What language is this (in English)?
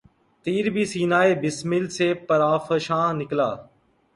Urdu